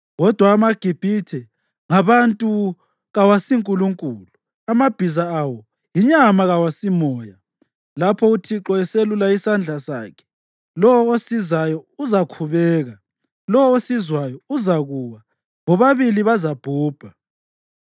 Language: North Ndebele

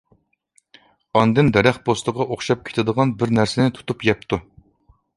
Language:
Uyghur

